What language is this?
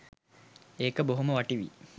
Sinhala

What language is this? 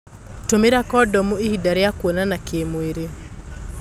Kikuyu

